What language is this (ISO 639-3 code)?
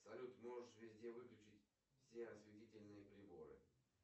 rus